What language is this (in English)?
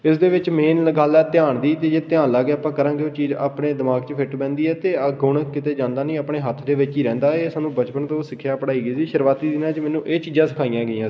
Punjabi